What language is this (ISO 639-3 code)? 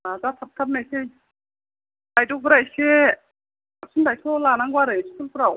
brx